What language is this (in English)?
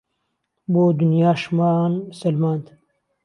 Central Kurdish